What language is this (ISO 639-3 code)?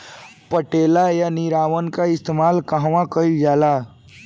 bho